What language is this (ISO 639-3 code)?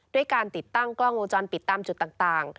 tha